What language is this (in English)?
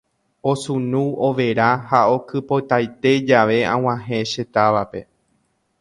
Guarani